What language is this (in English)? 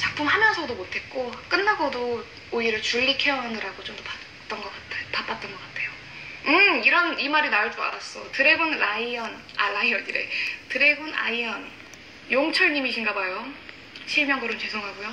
Korean